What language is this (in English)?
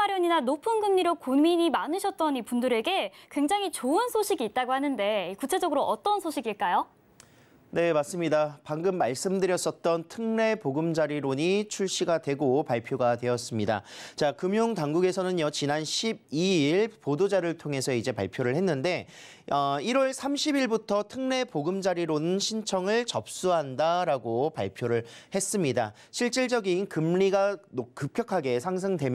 Korean